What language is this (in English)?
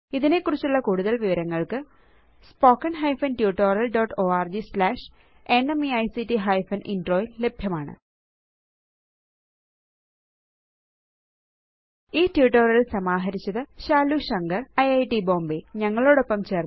Malayalam